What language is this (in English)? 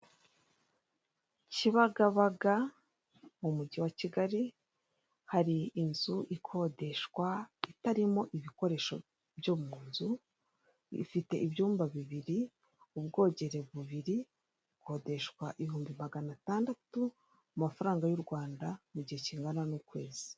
Kinyarwanda